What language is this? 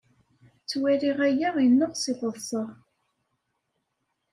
Kabyle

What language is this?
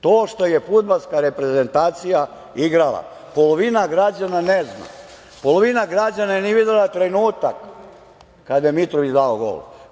Serbian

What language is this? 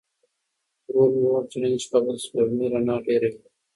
Pashto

